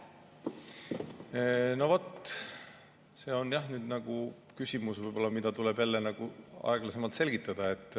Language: Estonian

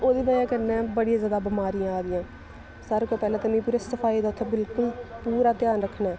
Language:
Dogri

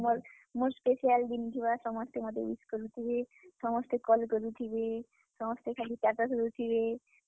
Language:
Odia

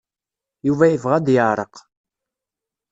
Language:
Kabyle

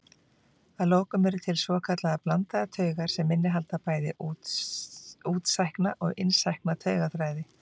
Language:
Icelandic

